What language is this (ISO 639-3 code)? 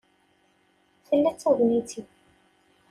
kab